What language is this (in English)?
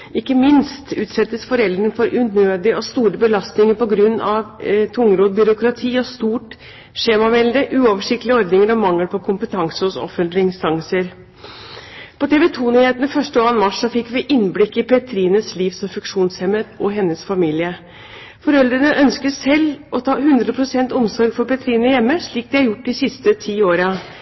Norwegian Bokmål